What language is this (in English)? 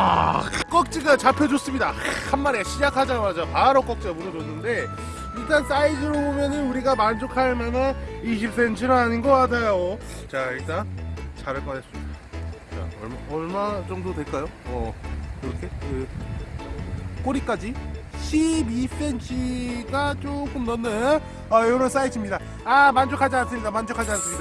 Korean